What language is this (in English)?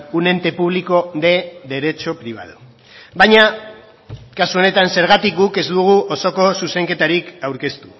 Basque